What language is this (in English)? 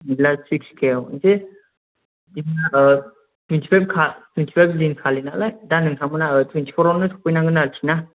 Bodo